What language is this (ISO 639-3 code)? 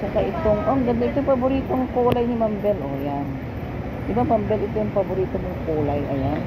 fil